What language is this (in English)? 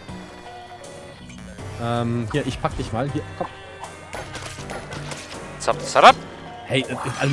German